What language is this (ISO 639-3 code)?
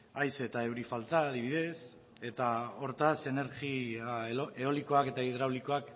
eus